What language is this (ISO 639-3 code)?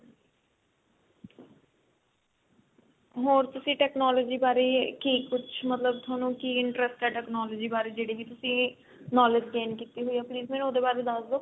pan